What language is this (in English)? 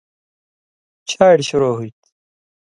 Indus Kohistani